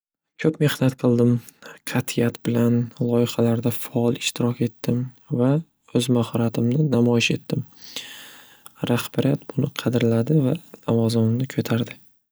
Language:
Uzbek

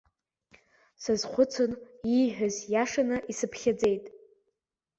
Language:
Abkhazian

